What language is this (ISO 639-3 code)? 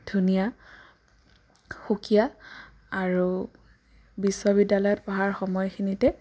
asm